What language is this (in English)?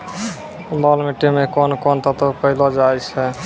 Maithili